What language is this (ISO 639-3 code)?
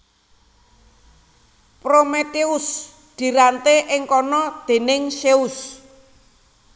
jav